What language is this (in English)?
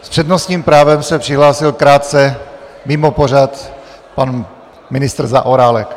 Czech